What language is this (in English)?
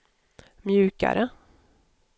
Swedish